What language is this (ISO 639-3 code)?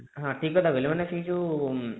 ori